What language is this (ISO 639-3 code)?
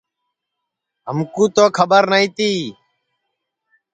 ssi